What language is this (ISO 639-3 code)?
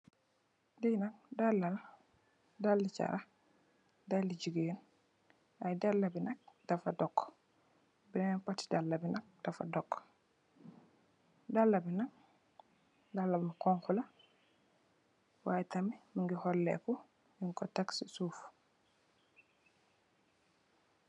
wol